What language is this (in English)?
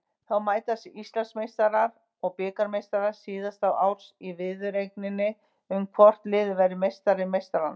Icelandic